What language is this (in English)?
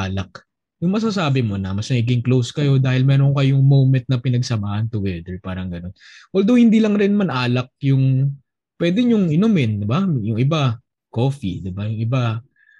Filipino